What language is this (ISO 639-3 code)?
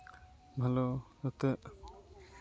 sat